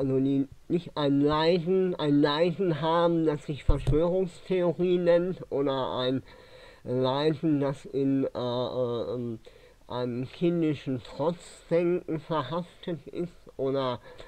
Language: German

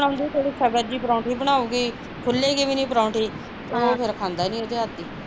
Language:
Punjabi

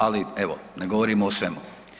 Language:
Croatian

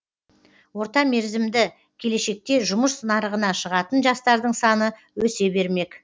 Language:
Kazakh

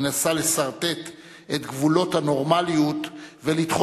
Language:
Hebrew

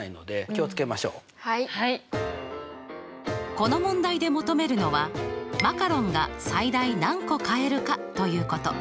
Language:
Japanese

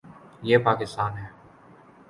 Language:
Urdu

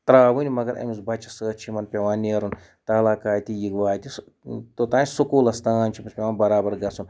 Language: Kashmiri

